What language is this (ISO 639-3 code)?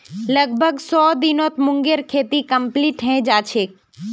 mag